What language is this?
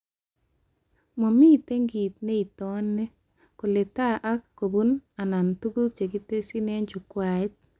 Kalenjin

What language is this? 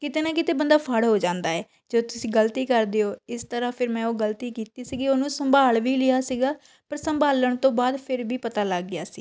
Punjabi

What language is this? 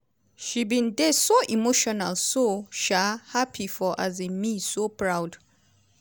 Nigerian Pidgin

